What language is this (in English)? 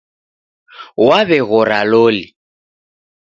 Taita